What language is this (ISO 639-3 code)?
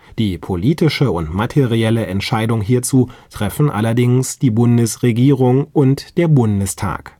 deu